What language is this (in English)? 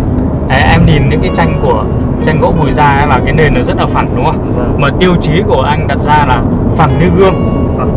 Vietnamese